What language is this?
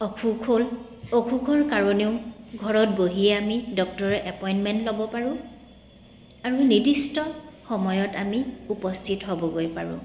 Assamese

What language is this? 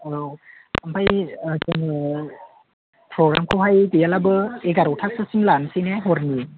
Bodo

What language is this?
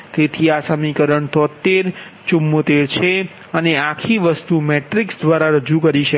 Gujarati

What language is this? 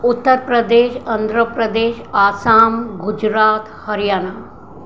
Sindhi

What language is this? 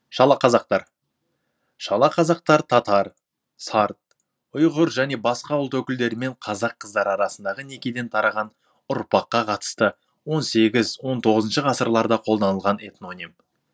Kazakh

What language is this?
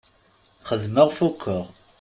Kabyle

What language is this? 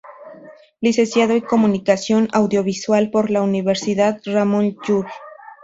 Spanish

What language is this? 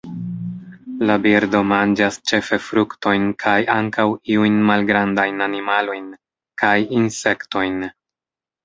Esperanto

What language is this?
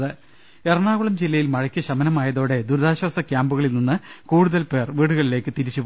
Malayalam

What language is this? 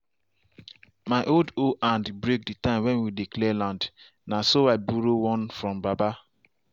Nigerian Pidgin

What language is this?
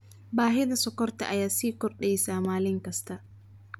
Somali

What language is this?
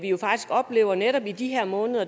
Danish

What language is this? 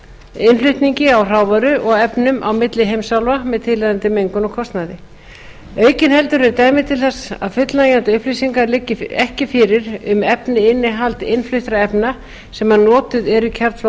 Icelandic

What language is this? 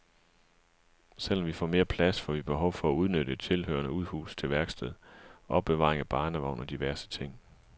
Danish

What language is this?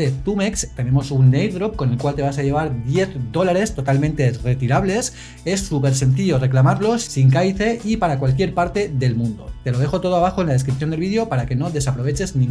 Spanish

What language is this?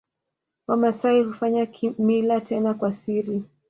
Swahili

